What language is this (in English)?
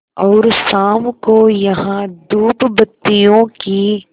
Hindi